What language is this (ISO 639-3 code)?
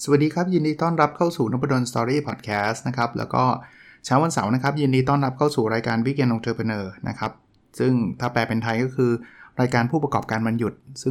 tha